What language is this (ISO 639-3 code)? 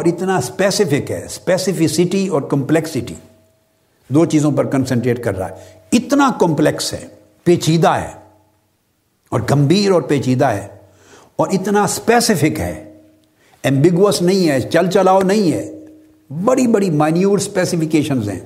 urd